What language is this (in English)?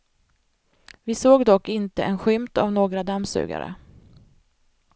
Swedish